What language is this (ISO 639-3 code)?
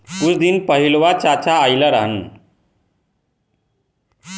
bho